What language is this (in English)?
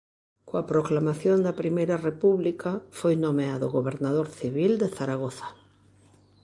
Galician